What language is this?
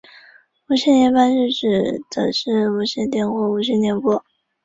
Chinese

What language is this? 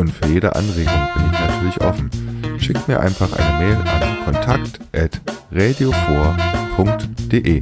German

